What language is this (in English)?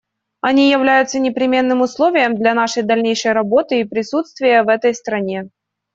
Russian